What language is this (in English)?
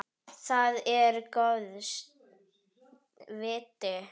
Icelandic